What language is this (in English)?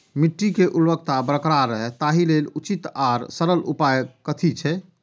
Maithili